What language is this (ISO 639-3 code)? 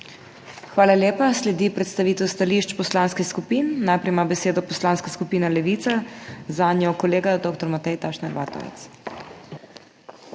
slv